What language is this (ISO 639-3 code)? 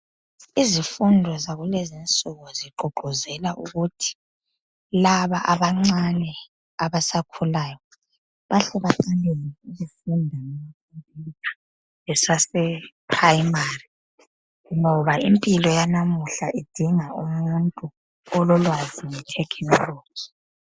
nde